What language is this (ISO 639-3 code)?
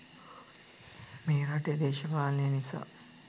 sin